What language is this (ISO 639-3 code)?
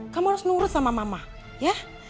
ind